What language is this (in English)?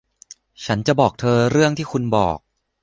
Thai